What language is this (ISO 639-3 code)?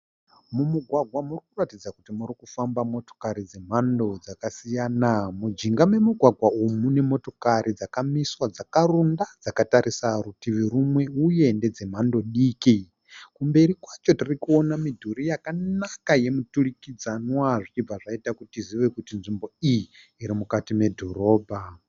sna